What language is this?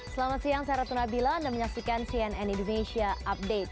Indonesian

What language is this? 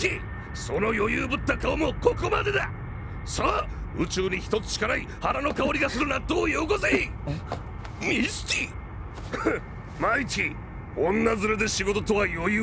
Japanese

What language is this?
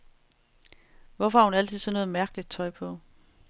Danish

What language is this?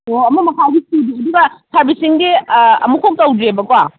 Manipuri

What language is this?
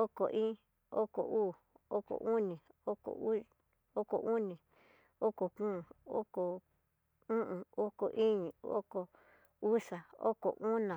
Tidaá Mixtec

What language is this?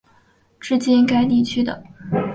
Chinese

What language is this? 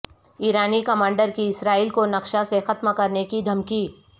Urdu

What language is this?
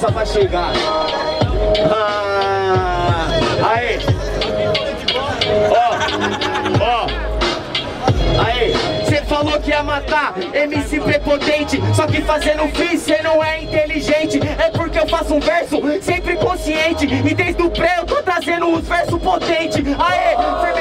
Portuguese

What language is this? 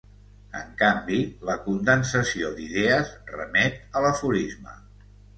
Catalan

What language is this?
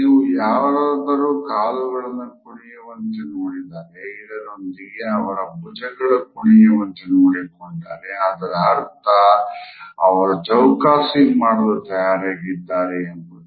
Kannada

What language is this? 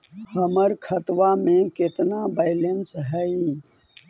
Magahi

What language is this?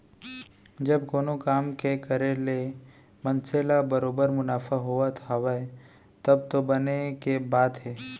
Chhattisgarhi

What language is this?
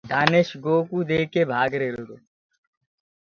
Gurgula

